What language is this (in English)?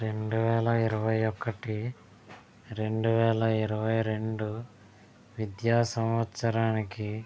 Telugu